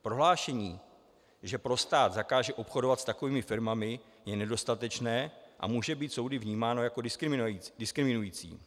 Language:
Czech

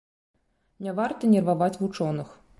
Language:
Belarusian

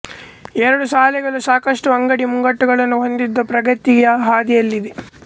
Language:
Kannada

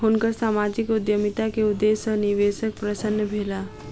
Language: Maithili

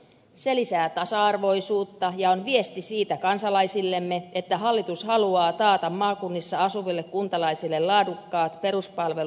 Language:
Finnish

